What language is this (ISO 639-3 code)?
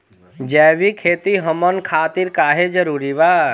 bho